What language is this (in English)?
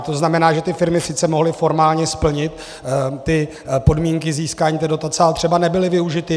Czech